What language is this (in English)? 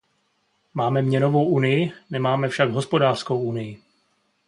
Czech